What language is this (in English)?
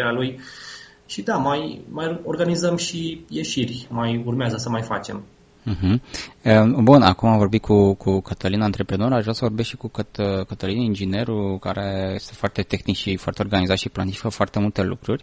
Romanian